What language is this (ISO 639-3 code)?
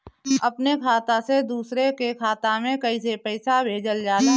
bho